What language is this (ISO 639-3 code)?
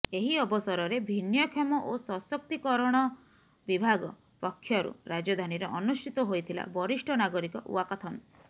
ori